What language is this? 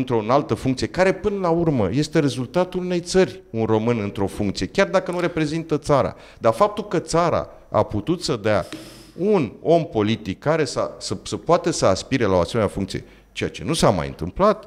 Romanian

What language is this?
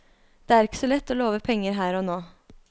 Norwegian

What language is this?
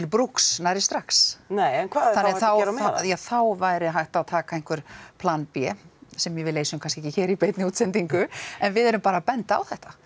Icelandic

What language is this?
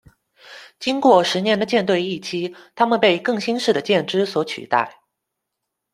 Chinese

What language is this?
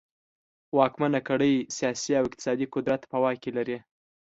Pashto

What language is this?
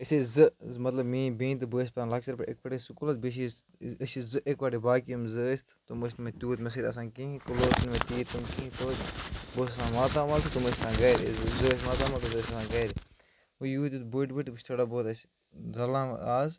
Kashmiri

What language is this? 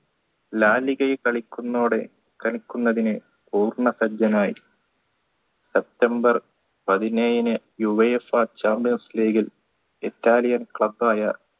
Malayalam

